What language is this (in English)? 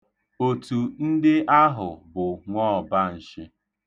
Igbo